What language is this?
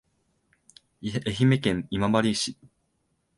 Japanese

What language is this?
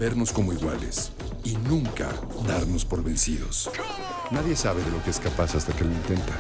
Spanish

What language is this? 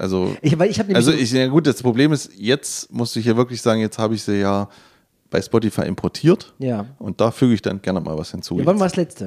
German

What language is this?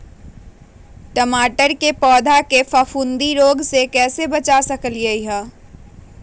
Magahi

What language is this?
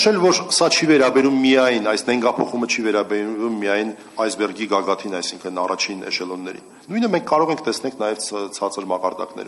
Romanian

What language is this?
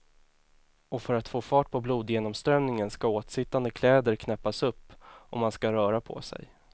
Swedish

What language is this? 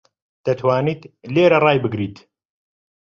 Central Kurdish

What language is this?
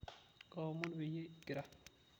Masai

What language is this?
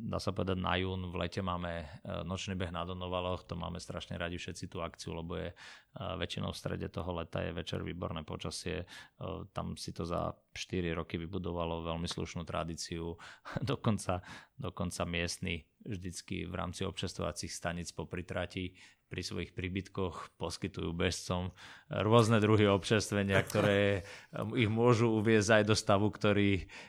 Slovak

